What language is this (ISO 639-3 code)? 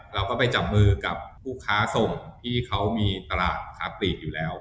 tha